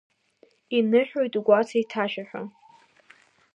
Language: Abkhazian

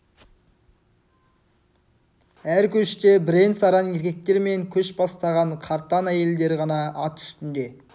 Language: Kazakh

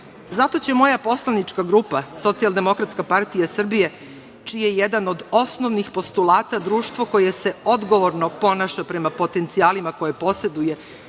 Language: Serbian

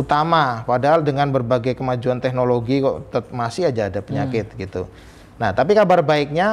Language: Indonesian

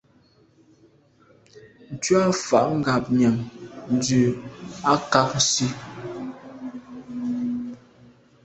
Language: Medumba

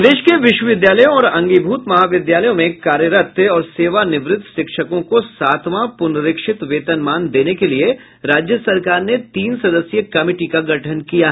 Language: Hindi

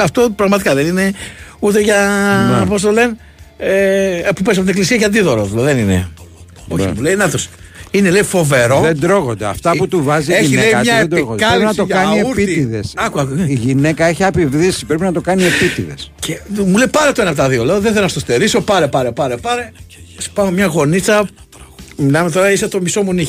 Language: Greek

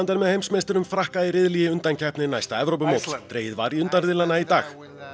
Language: Icelandic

